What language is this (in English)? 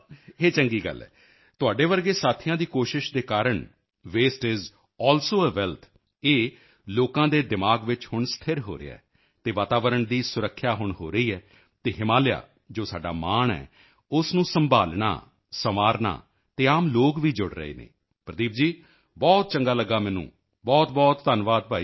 Punjabi